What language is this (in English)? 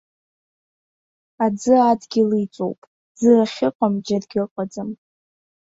Abkhazian